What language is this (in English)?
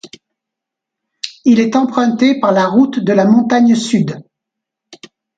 French